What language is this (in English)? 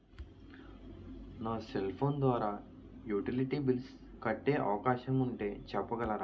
Telugu